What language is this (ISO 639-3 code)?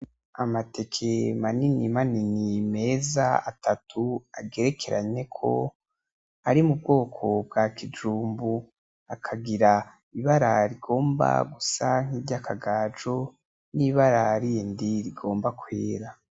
run